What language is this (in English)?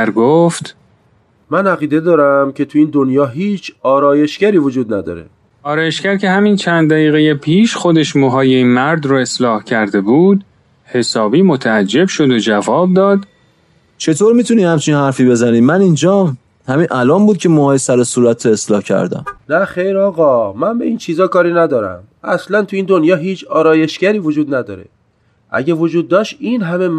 Persian